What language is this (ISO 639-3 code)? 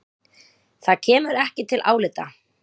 isl